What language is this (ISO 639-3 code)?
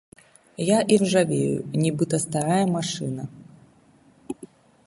bel